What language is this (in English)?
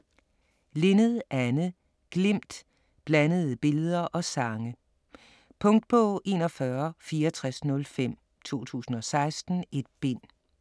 Danish